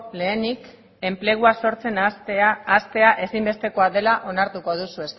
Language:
Basque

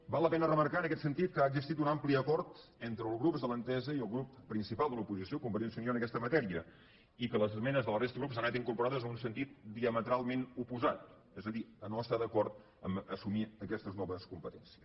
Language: Catalan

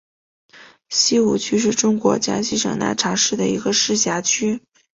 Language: Chinese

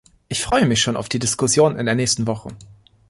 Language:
German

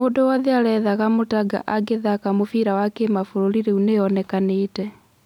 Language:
Kikuyu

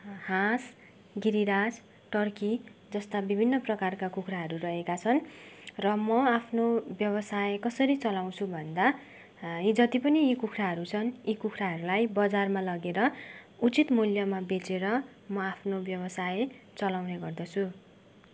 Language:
Nepali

